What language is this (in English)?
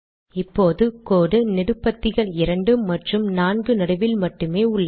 Tamil